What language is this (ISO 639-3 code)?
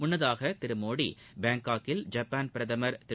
tam